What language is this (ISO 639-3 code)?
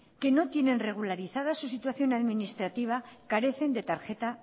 spa